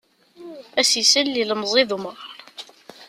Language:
Kabyle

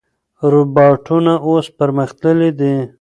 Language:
Pashto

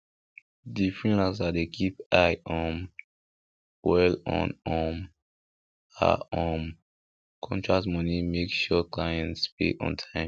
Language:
Nigerian Pidgin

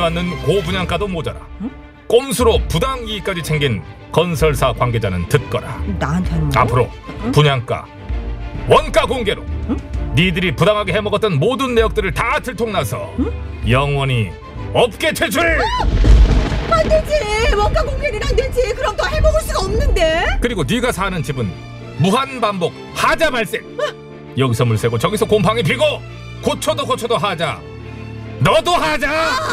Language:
Korean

